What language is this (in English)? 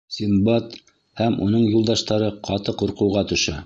Bashkir